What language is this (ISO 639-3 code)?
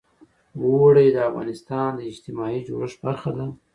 pus